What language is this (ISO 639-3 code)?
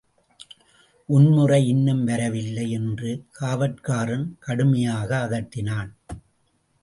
tam